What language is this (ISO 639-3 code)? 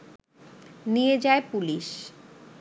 ben